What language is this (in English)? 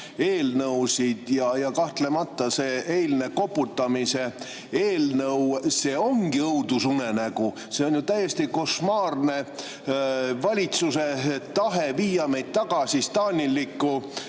Estonian